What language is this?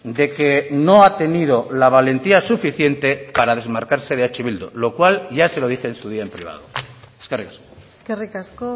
Spanish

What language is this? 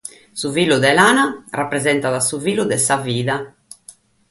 Sardinian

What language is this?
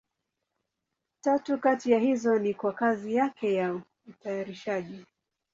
Swahili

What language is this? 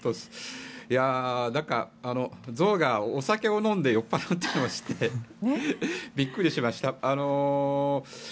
Japanese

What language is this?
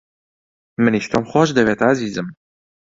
Central Kurdish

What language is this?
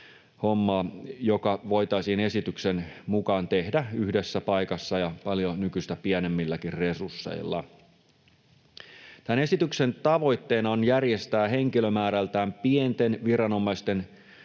Finnish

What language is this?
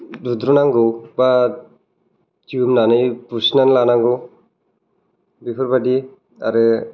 Bodo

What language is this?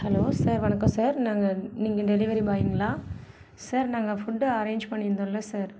Tamil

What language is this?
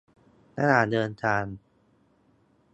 Thai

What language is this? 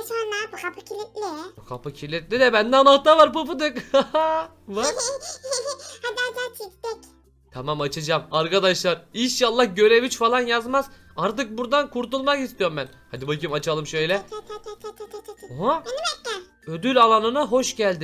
Turkish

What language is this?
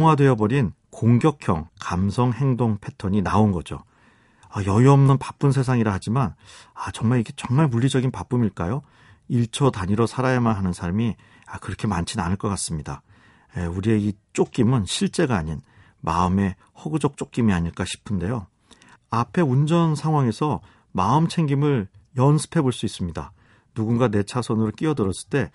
Korean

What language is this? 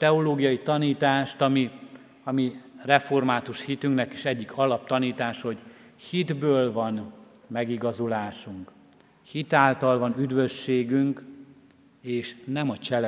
Hungarian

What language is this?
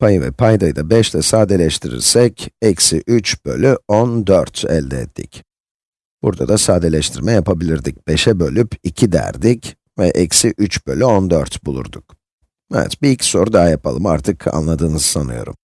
Turkish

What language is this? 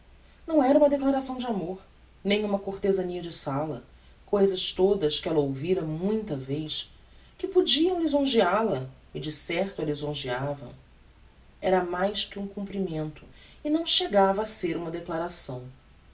Portuguese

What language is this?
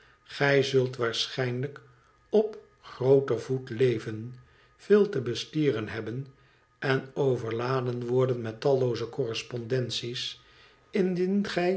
Dutch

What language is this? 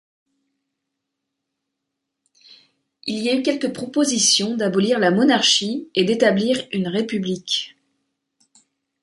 French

